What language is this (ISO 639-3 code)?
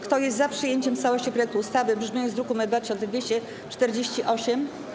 pol